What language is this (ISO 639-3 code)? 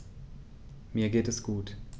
deu